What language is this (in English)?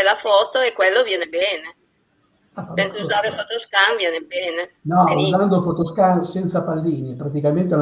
Italian